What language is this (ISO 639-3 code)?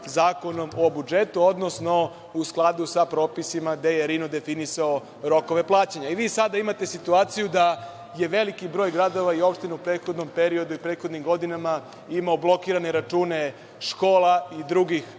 srp